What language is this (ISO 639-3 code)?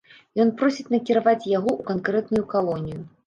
bel